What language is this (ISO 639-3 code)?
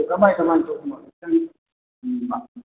mni